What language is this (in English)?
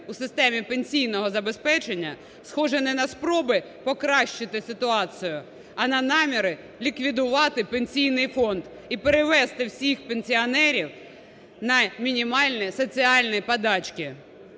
Ukrainian